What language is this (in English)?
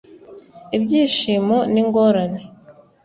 Kinyarwanda